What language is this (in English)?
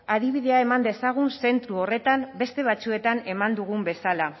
Basque